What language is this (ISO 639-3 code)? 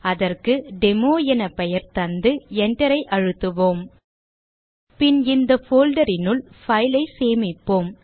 tam